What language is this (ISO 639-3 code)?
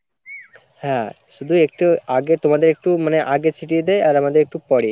ben